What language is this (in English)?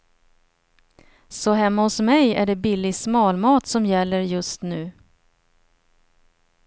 Swedish